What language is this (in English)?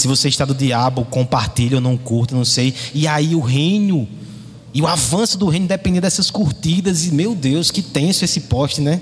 Portuguese